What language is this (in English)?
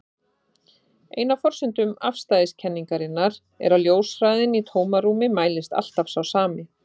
Icelandic